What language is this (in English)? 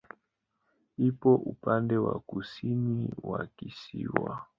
Swahili